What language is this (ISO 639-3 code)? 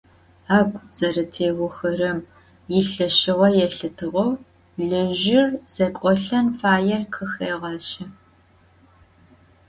ady